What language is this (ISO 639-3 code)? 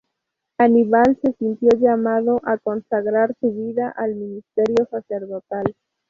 spa